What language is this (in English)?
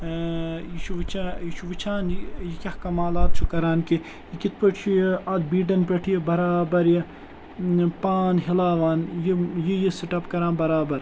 Kashmiri